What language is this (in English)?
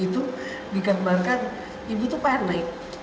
Indonesian